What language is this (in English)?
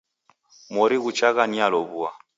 Taita